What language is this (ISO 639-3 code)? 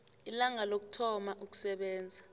nbl